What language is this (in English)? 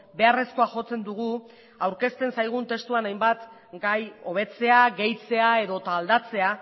Basque